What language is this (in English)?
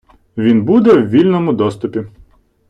Ukrainian